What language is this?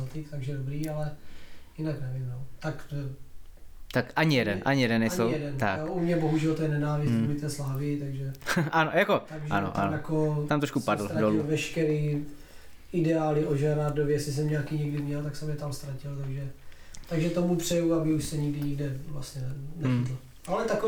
Czech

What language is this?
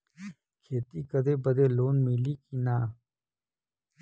Bhojpuri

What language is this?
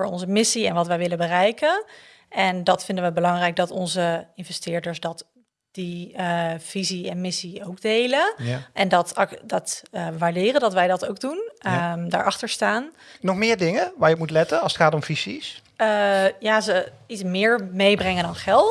Dutch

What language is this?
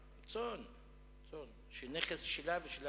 Hebrew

